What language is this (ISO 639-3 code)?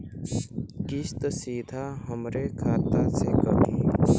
bho